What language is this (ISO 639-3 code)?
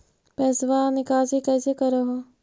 mag